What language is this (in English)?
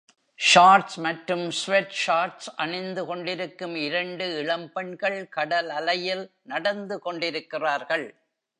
Tamil